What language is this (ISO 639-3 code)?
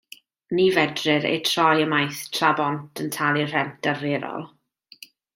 cym